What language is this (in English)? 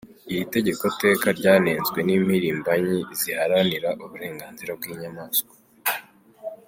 Kinyarwanda